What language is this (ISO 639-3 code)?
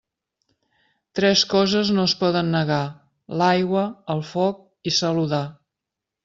cat